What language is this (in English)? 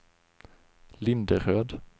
Swedish